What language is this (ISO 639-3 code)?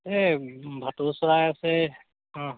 asm